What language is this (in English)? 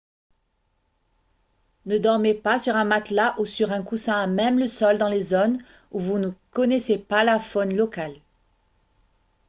French